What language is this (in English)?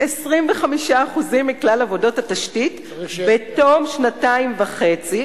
Hebrew